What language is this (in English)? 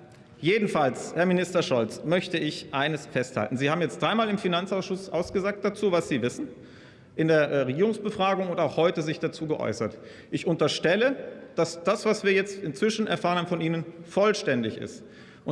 German